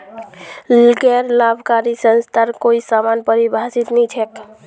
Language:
Magahi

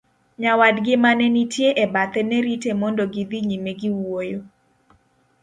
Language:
Luo (Kenya and Tanzania)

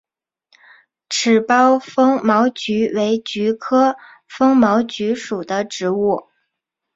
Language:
Chinese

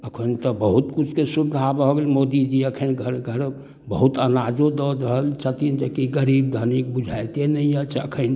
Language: Maithili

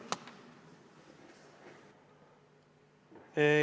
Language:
Estonian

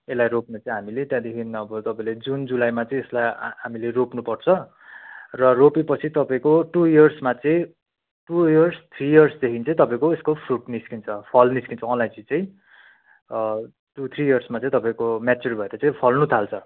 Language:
Nepali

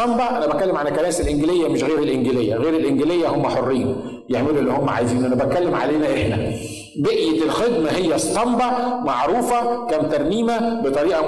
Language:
Arabic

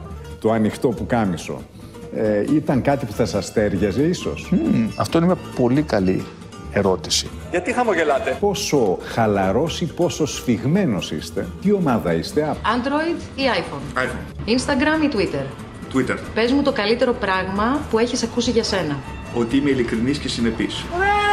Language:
Greek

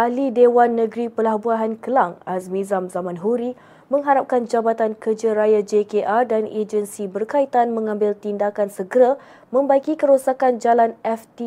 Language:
Malay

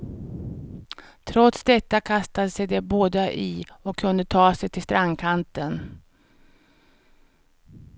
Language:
Swedish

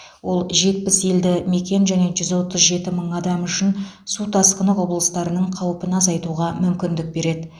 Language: Kazakh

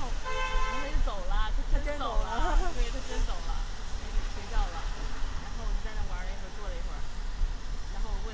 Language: Chinese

